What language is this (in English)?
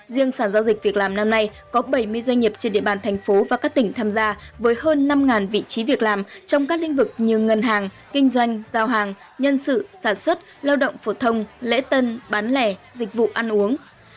Vietnamese